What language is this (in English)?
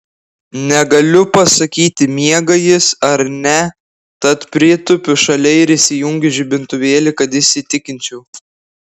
Lithuanian